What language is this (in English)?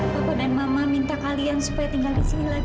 Indonesian